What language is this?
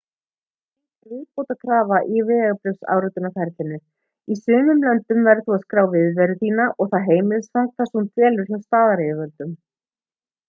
Icelandic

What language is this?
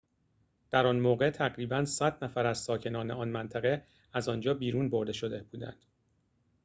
Persian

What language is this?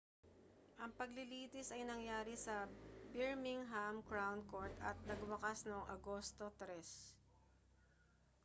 Filipino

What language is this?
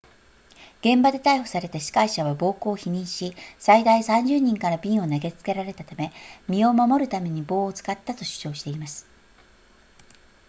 Japanese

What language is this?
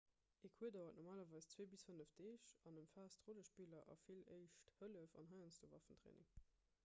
Luxembourgish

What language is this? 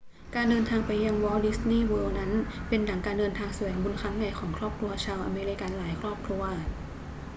Thai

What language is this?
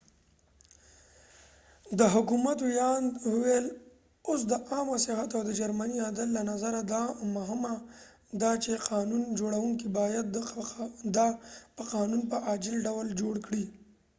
Pashto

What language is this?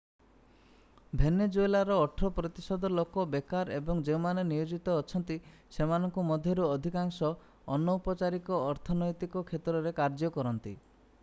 Odia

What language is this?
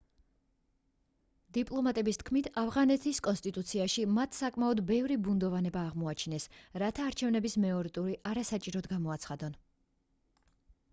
Georgian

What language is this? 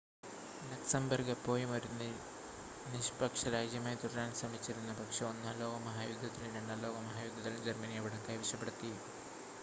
Malayalam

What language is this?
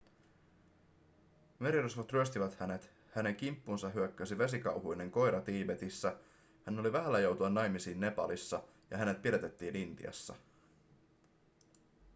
Finnish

